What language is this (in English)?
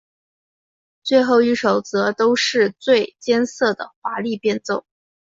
Chinese